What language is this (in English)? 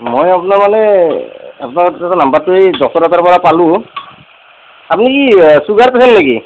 Assamese